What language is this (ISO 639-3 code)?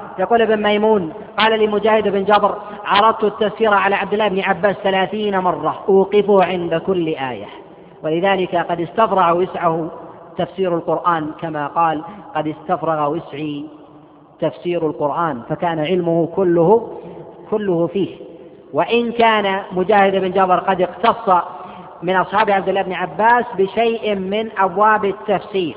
ara